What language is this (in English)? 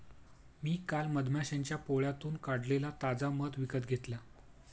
Marathi